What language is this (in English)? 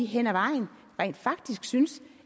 Danish